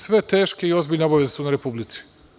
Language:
Serbian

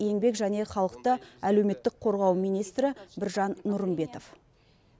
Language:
Kazakh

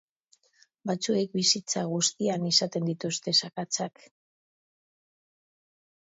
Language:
Basque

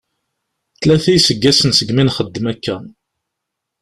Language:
Kabyle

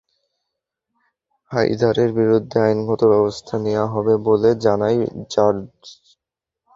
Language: Bangla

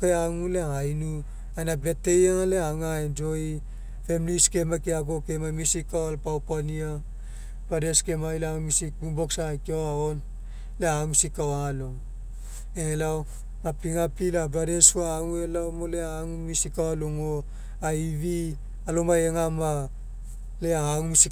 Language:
Mekeo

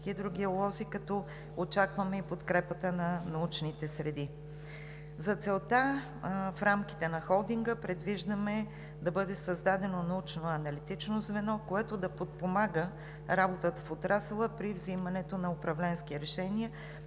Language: Bulgarian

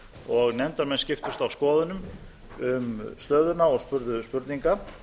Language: Icelandic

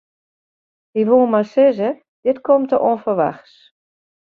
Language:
Western Frisian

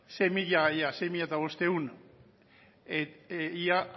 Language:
Basque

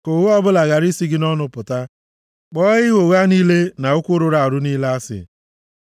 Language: Igbo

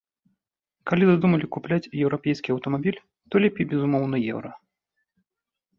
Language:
Belarusian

